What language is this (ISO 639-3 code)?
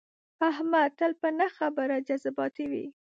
pus